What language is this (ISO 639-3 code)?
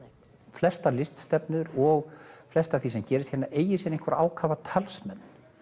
isl